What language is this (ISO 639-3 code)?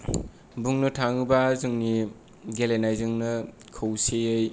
brx